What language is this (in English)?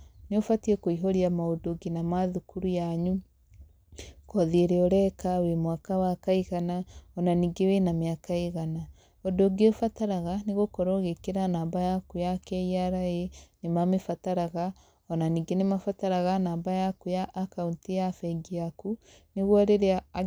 Kikuyu